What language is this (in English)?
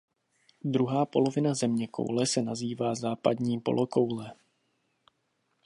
Czech